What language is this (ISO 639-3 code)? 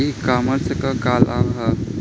bho